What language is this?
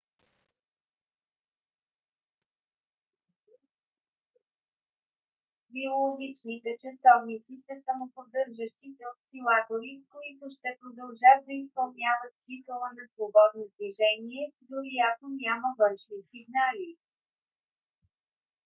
Bulgarian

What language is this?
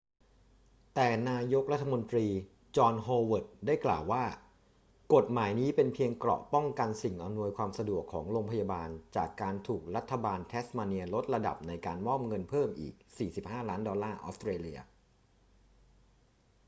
Thai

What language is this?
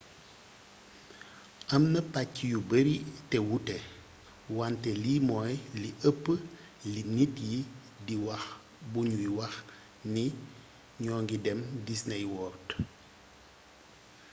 Wolof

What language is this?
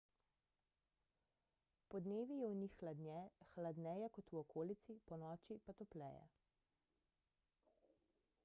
Slovenian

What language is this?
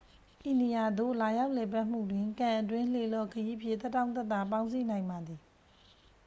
Burmese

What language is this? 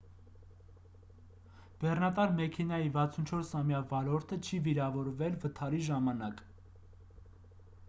Armenian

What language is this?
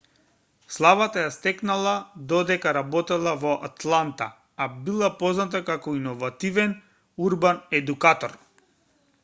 Macedonian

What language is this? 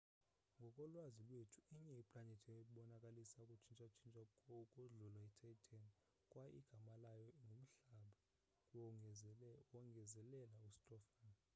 Xhosa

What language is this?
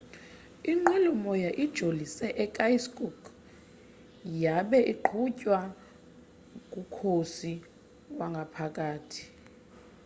Xhosa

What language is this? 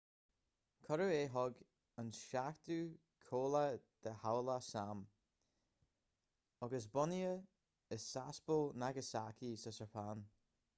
Irish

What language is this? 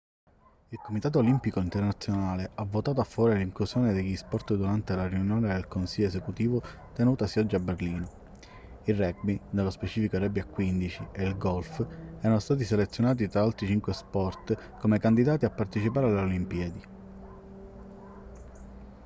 Italian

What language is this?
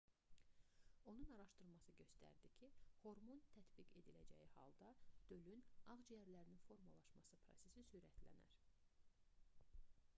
Azerbaijani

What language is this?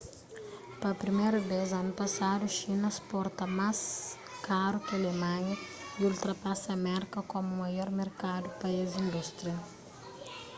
Kabuverdianu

